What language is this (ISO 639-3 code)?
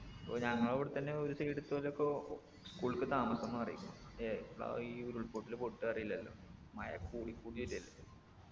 mal